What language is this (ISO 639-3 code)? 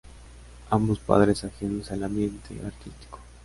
spa